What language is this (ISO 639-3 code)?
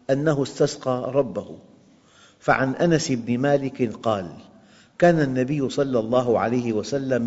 ara